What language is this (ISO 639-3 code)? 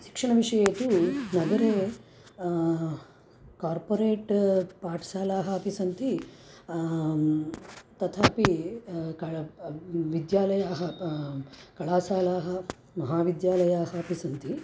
san